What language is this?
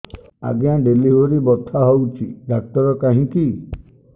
Odia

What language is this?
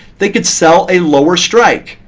English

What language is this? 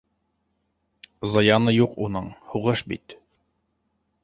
Bashkir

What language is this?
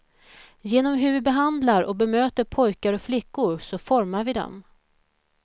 Swedish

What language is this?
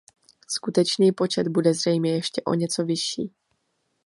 Czech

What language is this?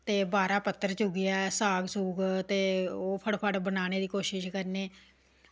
Dogri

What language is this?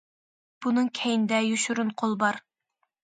Uyghur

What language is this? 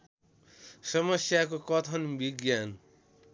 Nepali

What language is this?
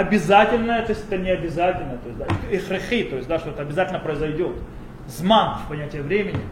Russian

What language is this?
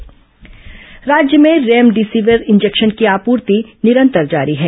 Hindi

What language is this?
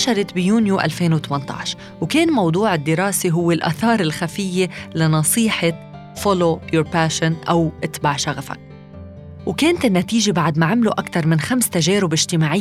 Arabic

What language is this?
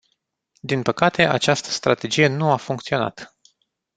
Romanian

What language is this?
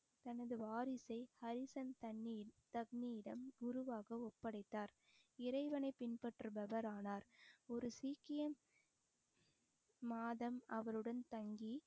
Tamil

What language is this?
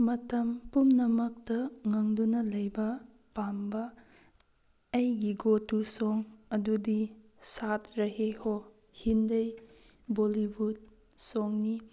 Manipuri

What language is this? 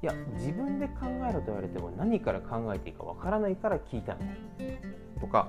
Japanese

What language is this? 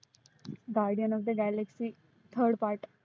Marathi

